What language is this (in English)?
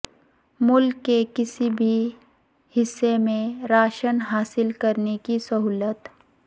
Urdu